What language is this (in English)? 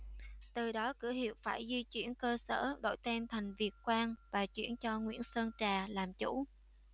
Vietnamese